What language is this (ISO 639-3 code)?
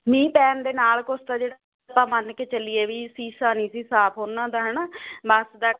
pan